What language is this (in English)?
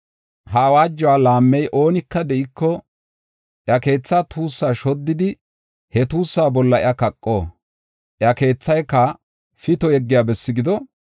Gofa